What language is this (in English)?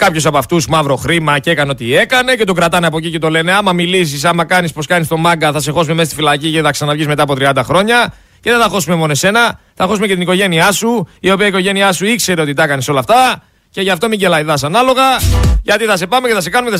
Greek